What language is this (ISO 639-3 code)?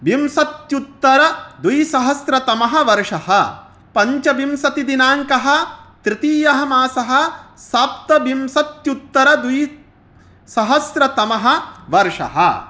san